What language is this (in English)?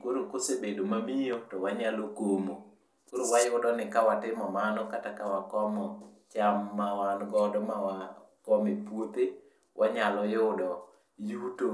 Luo (Kenya and Tanzania)